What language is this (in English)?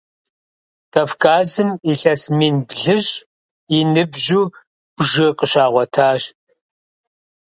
Kabardian